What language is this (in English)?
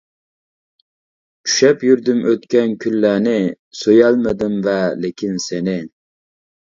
Uyghur